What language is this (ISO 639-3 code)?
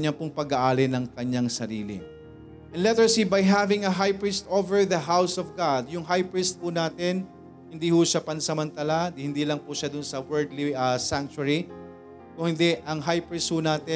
fil